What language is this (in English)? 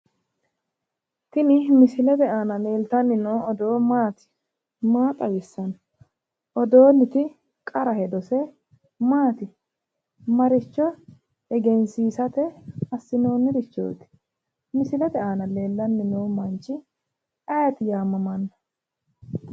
Sidamo